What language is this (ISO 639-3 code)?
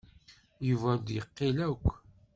kab